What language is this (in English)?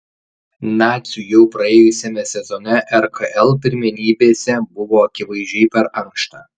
Lithuanian